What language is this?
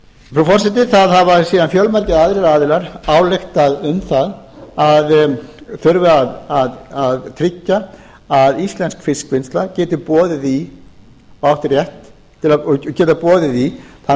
Icelandic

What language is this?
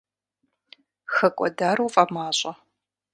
Kabardian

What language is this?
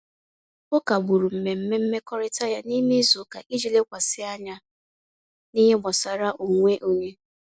Igbo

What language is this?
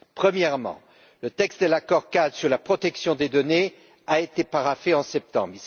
French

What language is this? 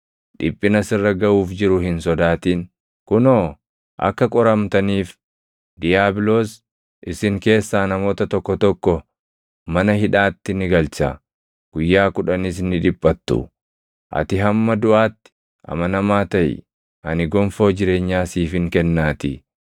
Oromo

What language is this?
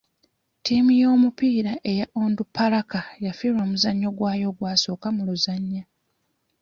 Ganda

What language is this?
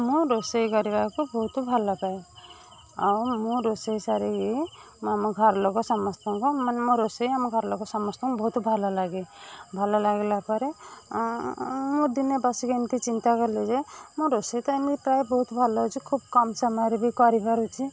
Odia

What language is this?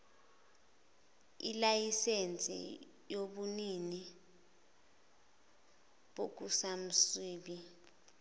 Zulu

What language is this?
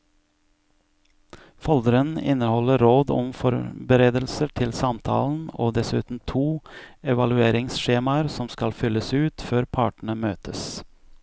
Norwegian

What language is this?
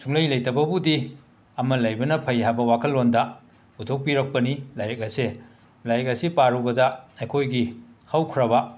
Manipuri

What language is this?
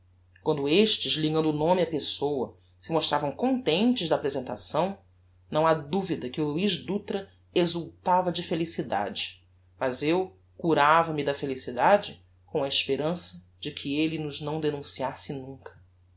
Portuguese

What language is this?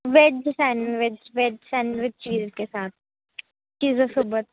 Marathi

